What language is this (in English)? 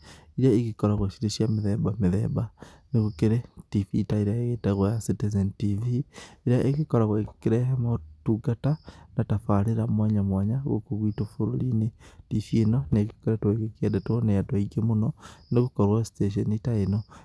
Kikuyu